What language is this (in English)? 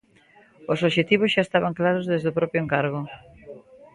Galician